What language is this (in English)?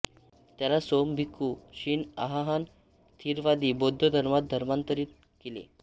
Marathi